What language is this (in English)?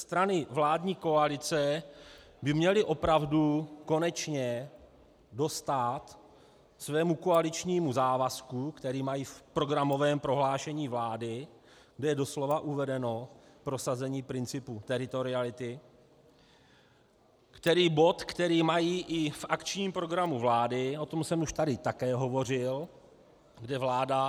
Czech